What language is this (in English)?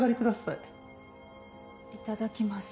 Japanese